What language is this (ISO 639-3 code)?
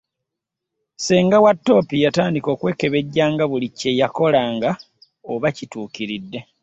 lug